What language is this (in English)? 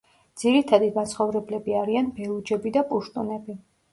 Georgian